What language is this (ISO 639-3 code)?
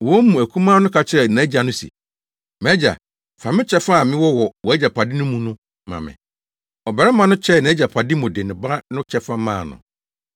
aka